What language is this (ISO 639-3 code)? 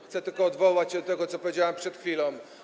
pol